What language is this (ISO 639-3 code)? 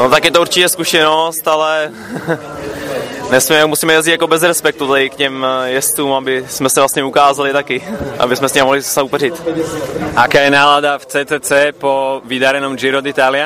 slk